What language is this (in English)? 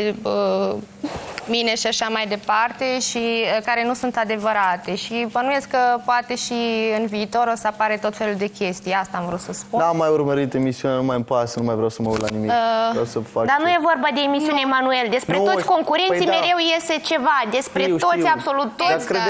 Romanian